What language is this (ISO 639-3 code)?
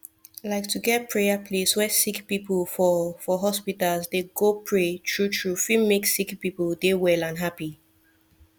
pcm